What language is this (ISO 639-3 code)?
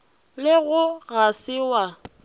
nso